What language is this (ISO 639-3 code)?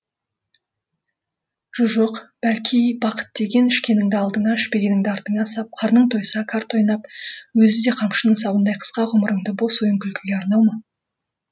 kaz